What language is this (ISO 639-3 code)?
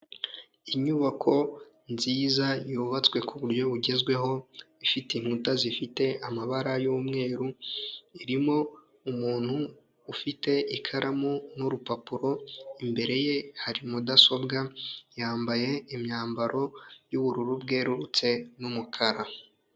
kin